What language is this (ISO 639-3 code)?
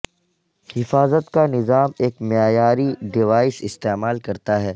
urd